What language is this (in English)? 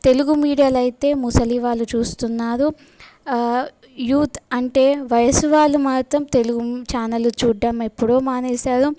Telugu